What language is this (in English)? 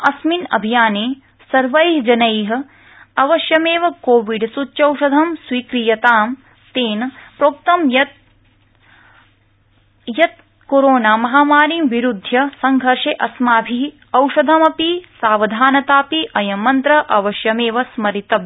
Sanskrit